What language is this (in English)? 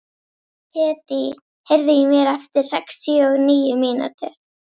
Icelandic